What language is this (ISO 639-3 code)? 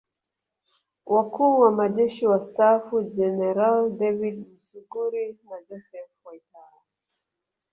swa